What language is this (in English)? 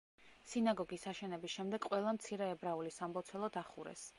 Georgian